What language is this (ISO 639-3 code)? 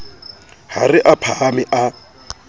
sot